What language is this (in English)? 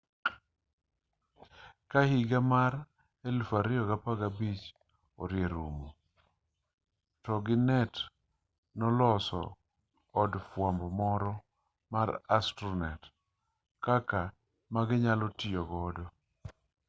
Luo (Kenya and Tanzania)